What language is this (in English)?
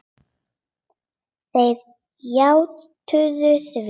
Icelandic